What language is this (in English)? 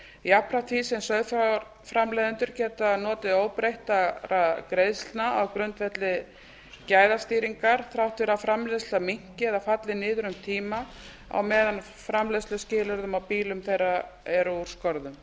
Icelandic